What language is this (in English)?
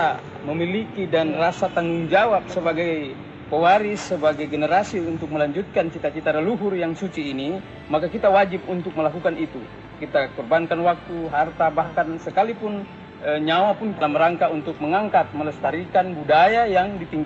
Indonesian